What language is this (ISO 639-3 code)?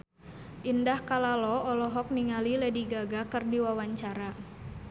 sun